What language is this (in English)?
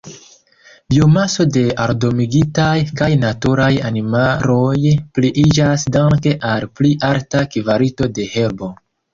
Esperanto